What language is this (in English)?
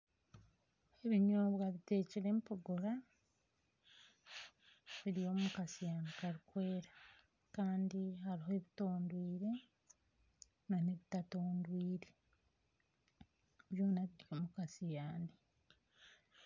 Nyankole